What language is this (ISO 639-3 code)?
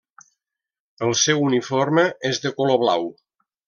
cat